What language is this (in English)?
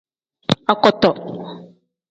Tem